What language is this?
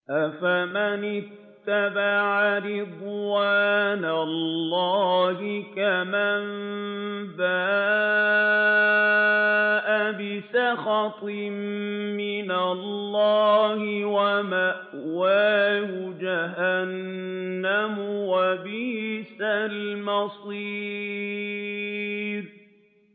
Arabic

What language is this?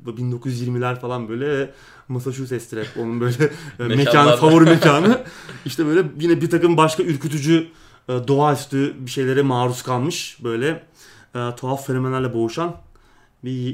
Turkish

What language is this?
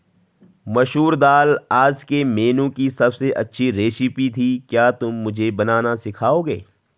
Hindi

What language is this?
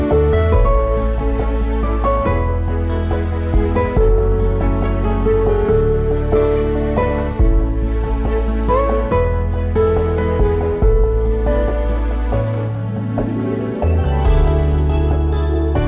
Indonesian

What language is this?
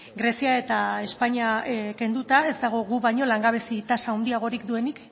Basque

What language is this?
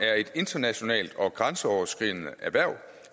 Danish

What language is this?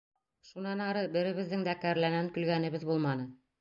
Bashkir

